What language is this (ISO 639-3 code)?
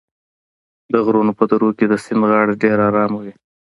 pus